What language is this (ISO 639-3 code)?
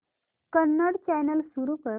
mar